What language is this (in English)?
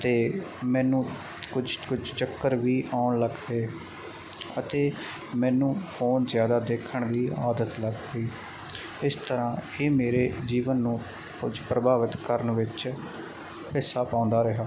Punjabi